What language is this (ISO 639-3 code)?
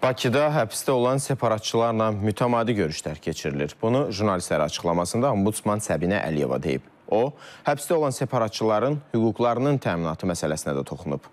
tur